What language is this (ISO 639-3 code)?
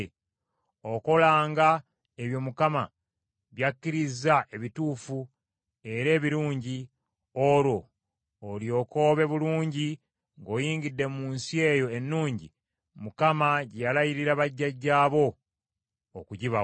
lug